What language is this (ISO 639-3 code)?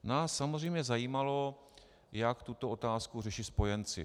ces